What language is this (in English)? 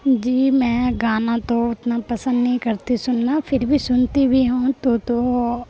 Urdu